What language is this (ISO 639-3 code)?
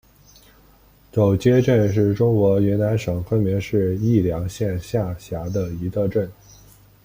zho